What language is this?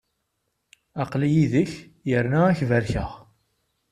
Kabyle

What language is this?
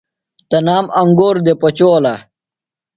Phalura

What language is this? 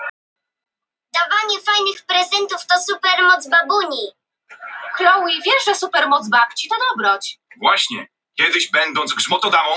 Icelandic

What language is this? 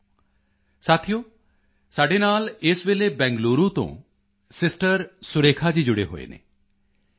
Punjabi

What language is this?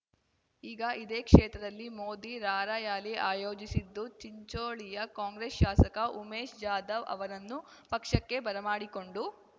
Kannada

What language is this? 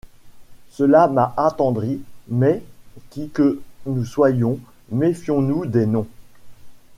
French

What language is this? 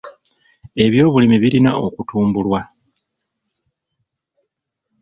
Ganda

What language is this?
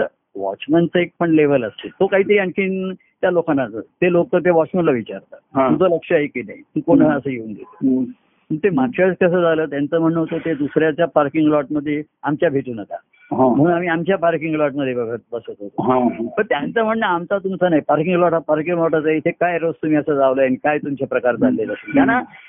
Marathi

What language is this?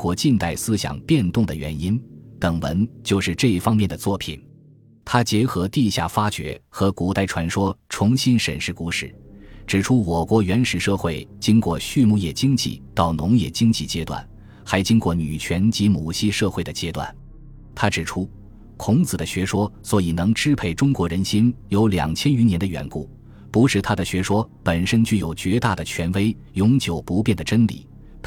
Chinese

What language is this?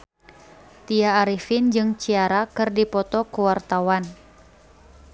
Sundanese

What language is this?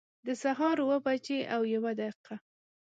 Pashto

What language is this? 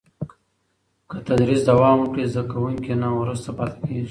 Pashto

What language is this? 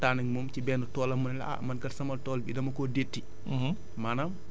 Wolof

